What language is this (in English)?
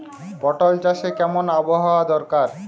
Bangla